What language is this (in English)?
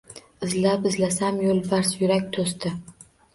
Uzbek